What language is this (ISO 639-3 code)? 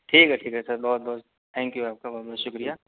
urd